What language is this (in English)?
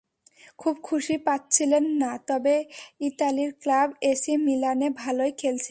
Bangla